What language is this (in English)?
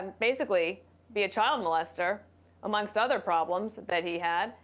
English